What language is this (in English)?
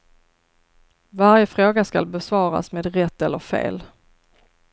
Swedish